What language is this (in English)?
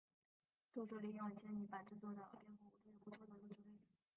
Chinese